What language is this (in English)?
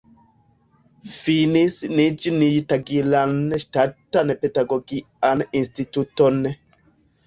Esperanto